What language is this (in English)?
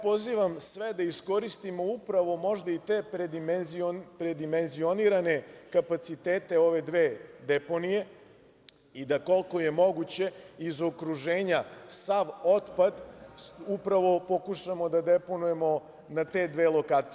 Serbian